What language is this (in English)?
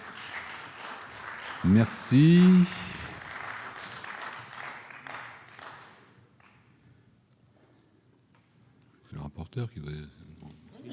French